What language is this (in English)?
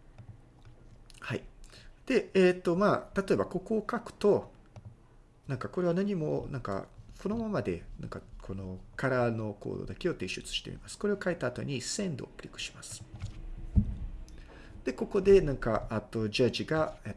Japanese